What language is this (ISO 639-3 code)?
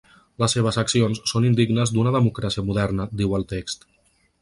cat